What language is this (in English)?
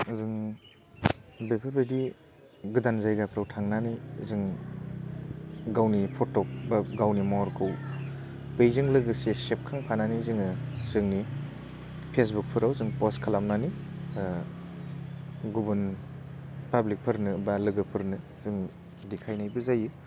Bodo